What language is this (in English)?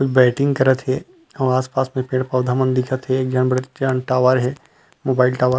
Chhattisgarhi